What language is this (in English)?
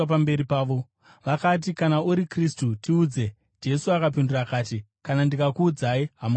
Shona